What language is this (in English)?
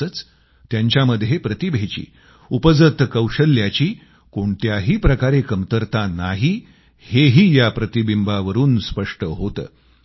Marathi